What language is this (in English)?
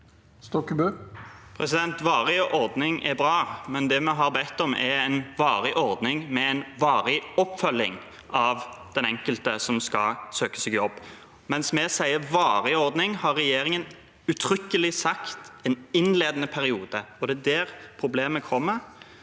Norwegian